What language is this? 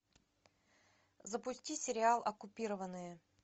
Russian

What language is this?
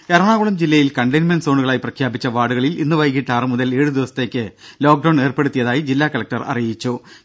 Malayalam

